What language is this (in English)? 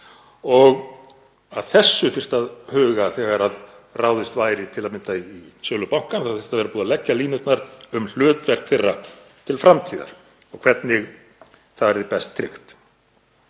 Icelandic